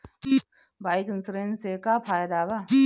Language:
Bhojpuri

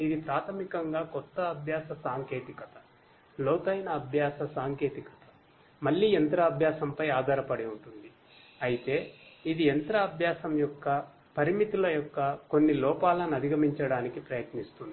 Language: Telugu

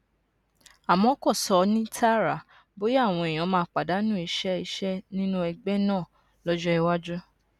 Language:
Yoruba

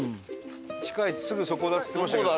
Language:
Japanese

